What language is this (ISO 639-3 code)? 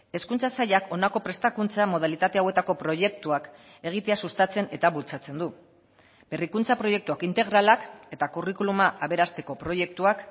eus